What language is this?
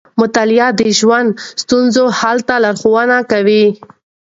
Pashto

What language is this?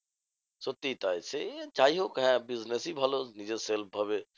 Bangla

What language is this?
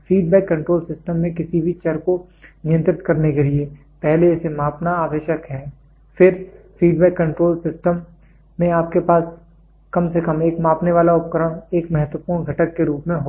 Hindi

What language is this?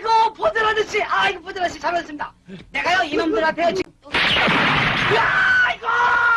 Korean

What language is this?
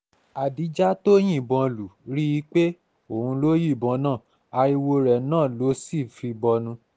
Yoruba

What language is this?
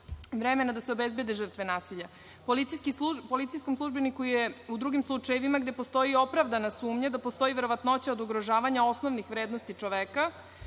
Serbian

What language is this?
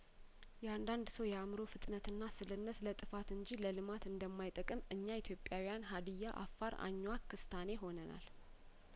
Amharic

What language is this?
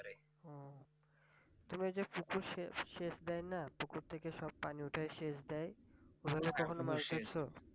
Bangla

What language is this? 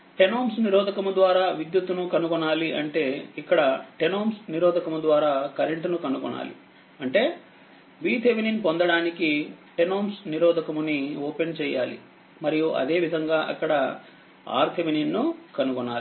Telugu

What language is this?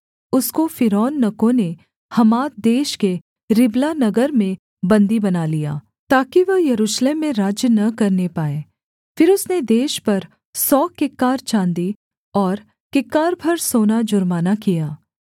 Hindi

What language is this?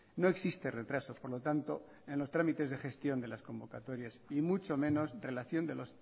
Spanish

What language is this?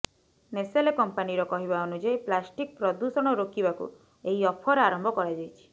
Odia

